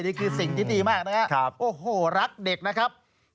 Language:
Thai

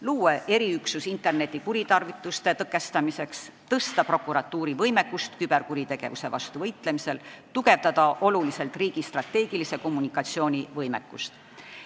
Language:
Estonian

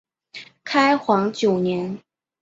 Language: Chinese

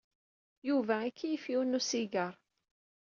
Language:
Kabyle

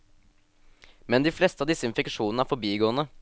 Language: Norwegian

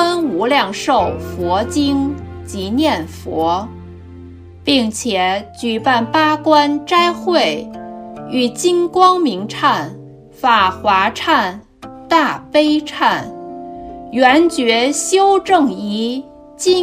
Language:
Chinese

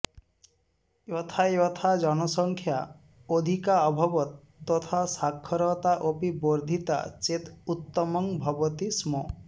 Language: Sanskrit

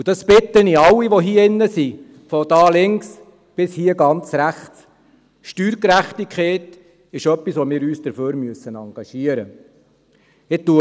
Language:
Swiss German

